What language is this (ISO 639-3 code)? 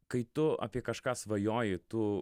lit